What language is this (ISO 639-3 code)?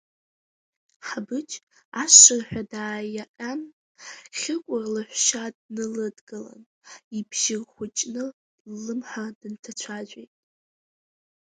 abk